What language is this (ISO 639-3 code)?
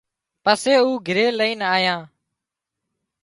kxp